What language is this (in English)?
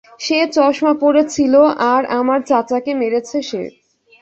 Bangla